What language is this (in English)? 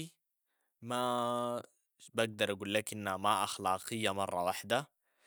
Sudanese Arabic